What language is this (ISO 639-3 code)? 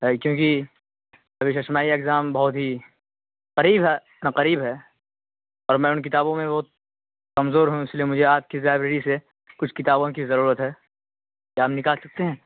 urd